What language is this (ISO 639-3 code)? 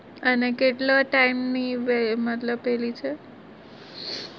guj